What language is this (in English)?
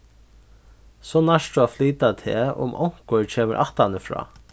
Faroese